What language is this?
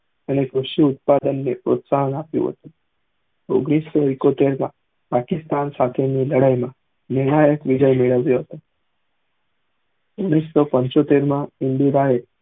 Gujarati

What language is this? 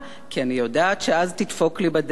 Hebrew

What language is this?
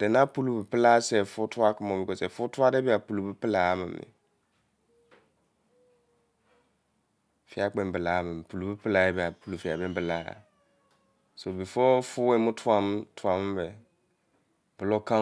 Izon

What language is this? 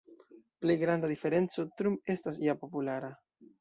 Esperanto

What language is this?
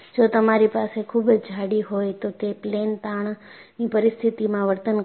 Gujarati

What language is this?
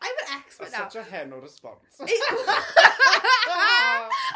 Welsh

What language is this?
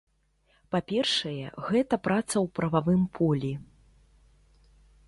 Belarusian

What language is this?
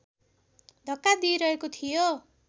Nepali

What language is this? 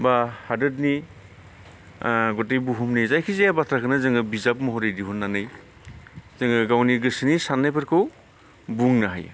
Bodo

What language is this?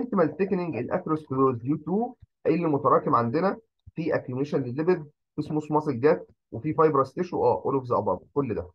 Arabic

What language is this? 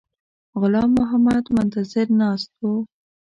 Pashto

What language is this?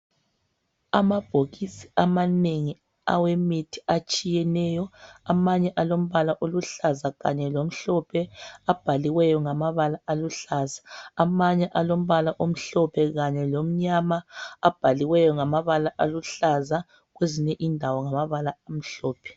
North Ndebele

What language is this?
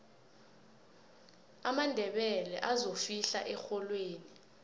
South Ndebele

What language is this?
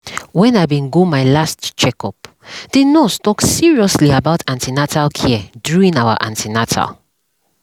Nigerian Pidgin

